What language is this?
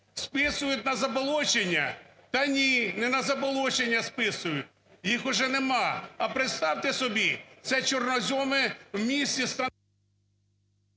Ukrainian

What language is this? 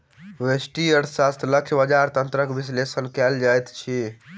Maithili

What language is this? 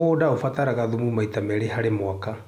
Kikuyu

